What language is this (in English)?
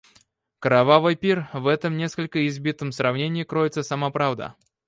Russian